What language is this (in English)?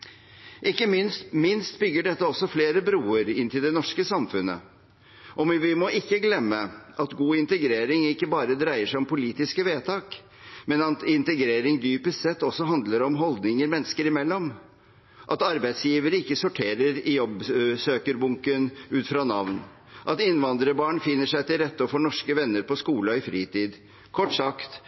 Norwegian Bokmål